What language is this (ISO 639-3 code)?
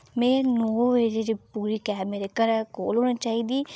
doi